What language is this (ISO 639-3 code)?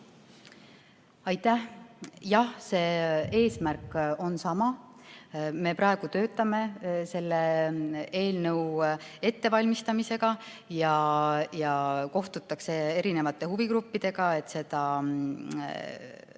est